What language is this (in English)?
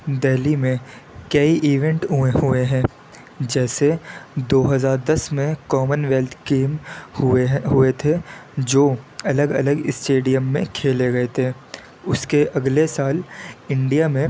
Urdu